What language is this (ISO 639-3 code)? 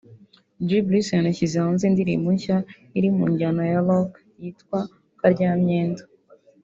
kin